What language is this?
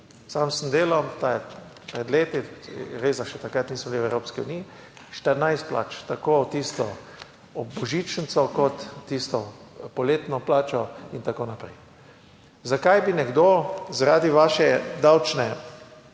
Slovenian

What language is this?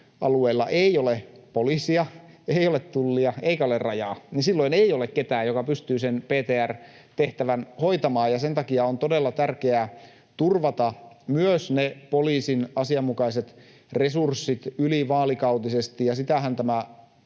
Finnish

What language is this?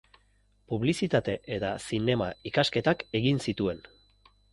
Basque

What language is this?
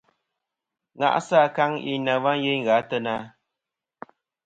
Kom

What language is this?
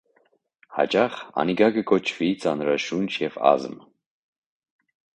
Armenian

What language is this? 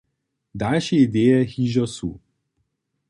Upper Sorbian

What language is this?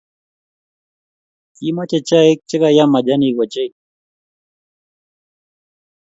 Kalenjin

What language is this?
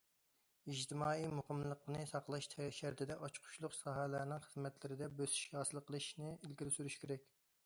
Uyghur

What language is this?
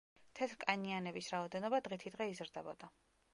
Georgian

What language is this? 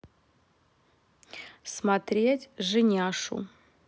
Russian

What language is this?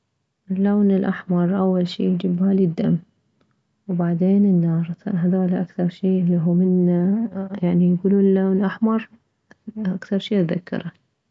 Mesopotamian Arabic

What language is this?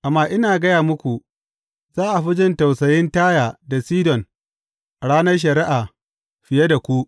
Hausa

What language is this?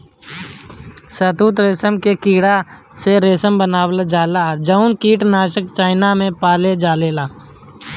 Bhojpuri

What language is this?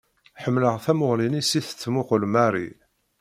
Kabyle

